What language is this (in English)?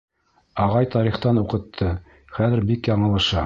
Bashkir